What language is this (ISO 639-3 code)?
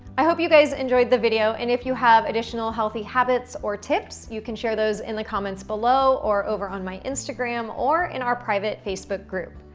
eng